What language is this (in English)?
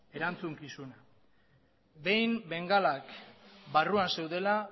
Basque